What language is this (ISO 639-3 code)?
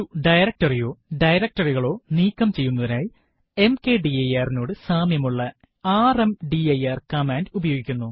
mal